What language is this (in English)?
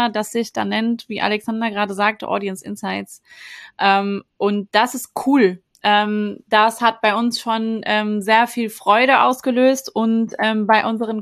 German